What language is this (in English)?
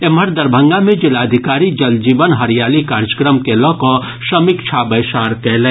Maithili